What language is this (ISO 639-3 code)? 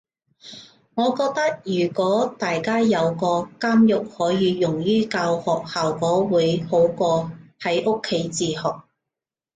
yue